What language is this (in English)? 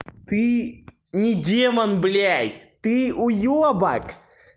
Russian